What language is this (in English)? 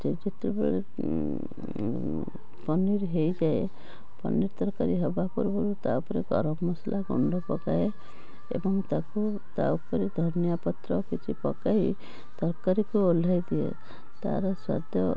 Odia